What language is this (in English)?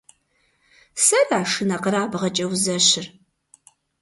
Kabardian